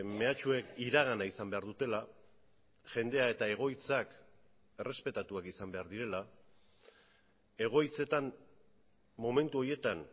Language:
Basque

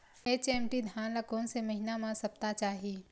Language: Chhattisgarhi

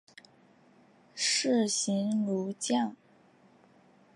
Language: Chinese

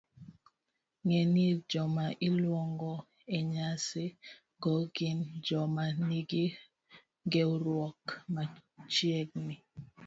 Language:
Luo (Kenya and Tanzania)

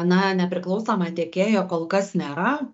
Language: Lithuanian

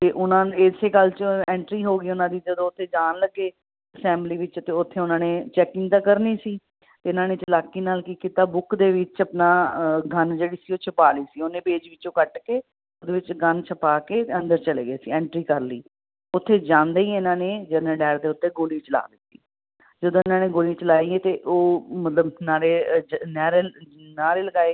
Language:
Punjabi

